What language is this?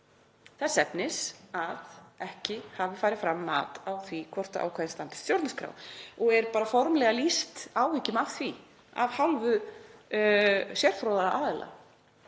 Icelandic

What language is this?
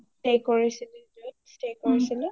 Assamese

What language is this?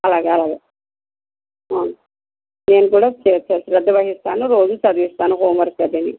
Telugu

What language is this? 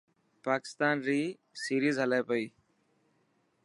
Dhatki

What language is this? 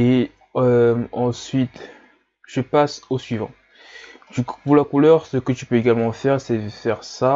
French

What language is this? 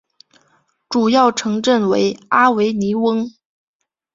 Chinese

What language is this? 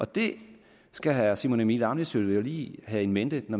Danish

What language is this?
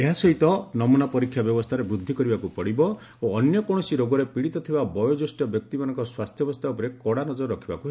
Odia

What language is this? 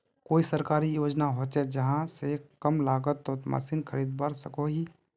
Magahi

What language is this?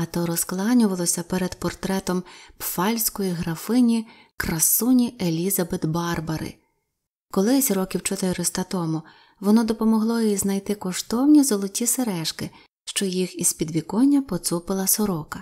Ukrainian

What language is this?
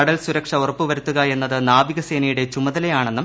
Malayalam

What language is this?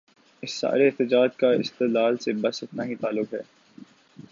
Urdu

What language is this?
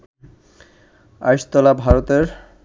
Bangla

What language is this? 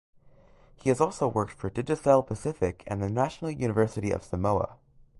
English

